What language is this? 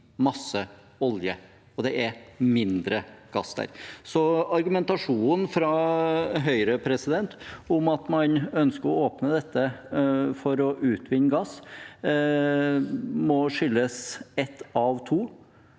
Norwegian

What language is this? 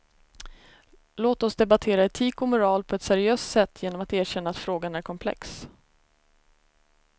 Swedish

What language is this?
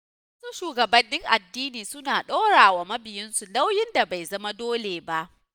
Hausa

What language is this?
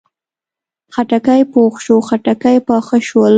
Pashto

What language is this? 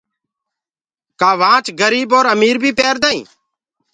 Gurgula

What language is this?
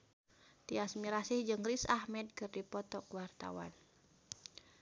Sundanese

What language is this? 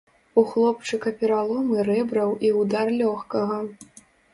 Belarusian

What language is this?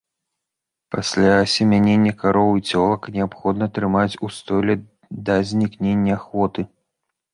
Belarusian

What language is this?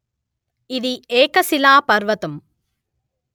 Telugu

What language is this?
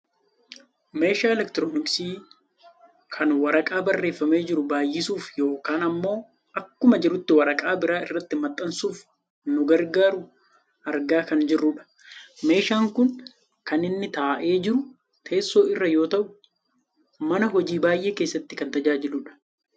Oromo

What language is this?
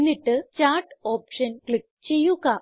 Malayalam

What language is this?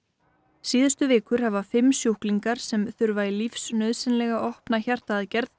Icelandic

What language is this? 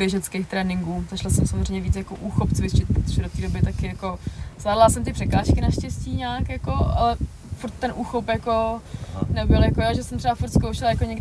Czech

